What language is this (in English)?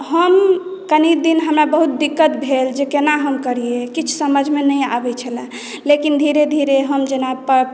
Maithili